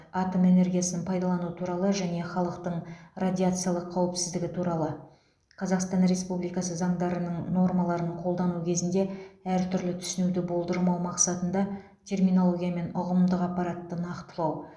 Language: Kazakh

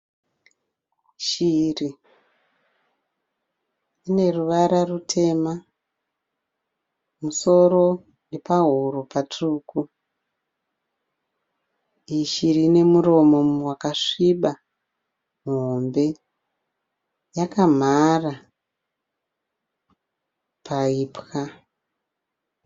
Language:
Shona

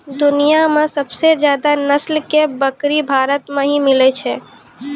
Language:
Maithili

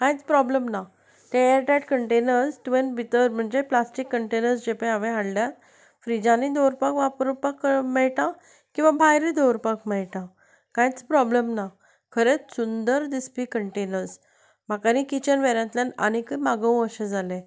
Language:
Konkani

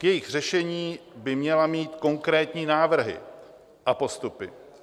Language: Czech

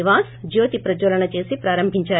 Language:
Telugu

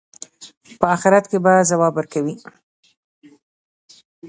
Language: Pashto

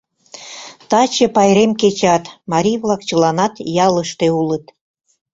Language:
Mari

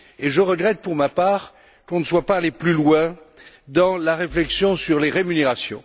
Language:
French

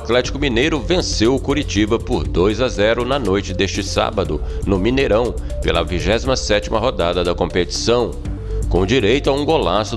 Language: Portuguese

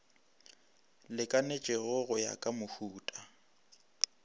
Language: Northern Sotho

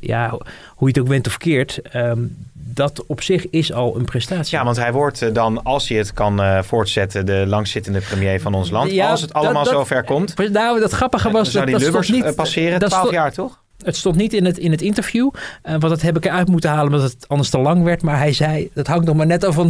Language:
Dutch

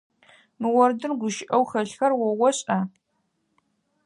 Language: Adyghe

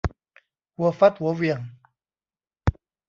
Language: Thai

